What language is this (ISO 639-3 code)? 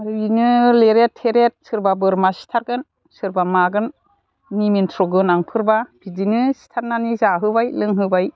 brx